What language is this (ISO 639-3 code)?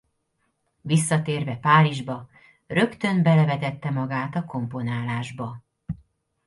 hun